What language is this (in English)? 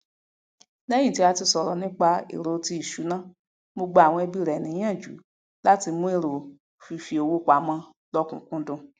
Yoruba